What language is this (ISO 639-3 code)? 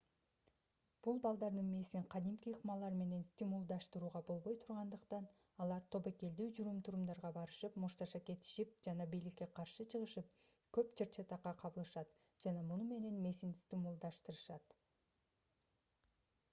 kir